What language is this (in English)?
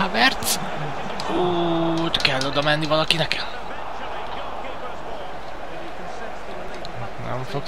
Hungarian